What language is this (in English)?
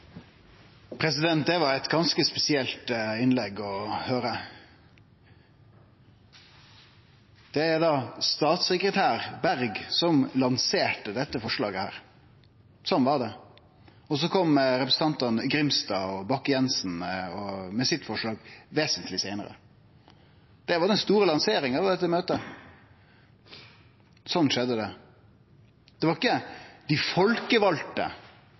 Norwegian